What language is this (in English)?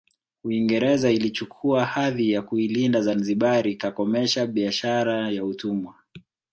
Swahili